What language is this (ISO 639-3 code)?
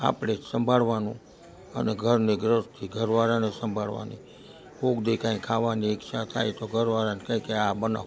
guj